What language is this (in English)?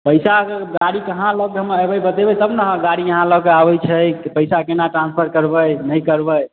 Maithili